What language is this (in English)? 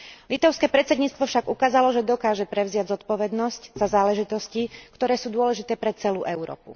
Slovak